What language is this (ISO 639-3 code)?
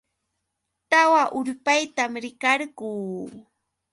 qux